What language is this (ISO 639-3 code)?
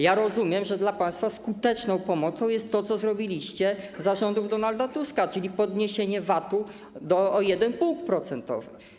pol